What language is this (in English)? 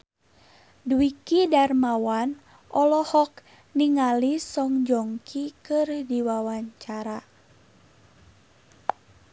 Sundanese